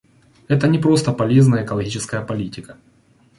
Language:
Russian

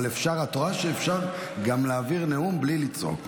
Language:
Hebrew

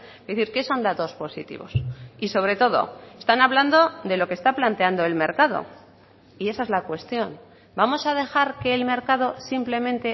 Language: Spanish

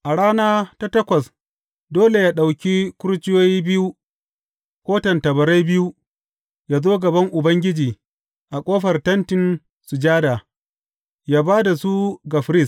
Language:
Hausa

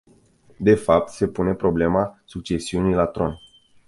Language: Romanian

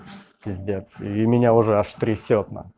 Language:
Russian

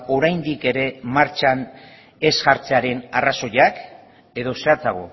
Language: Basque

